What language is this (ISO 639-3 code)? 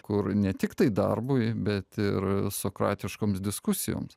lit